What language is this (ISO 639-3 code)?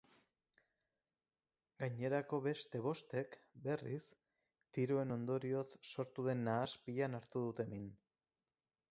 eus